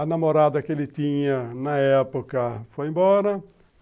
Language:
Portuguese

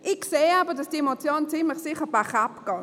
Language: Swiss German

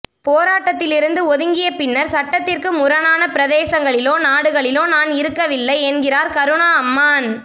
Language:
Tamil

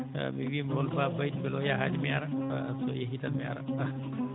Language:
Fula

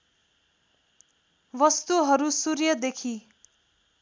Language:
Nepali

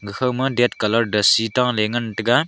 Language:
Wancho Naga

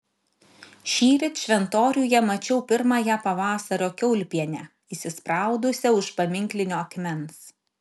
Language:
Lithuanian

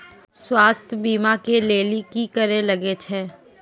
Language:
Maithili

